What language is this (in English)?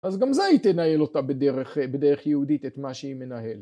Hebrew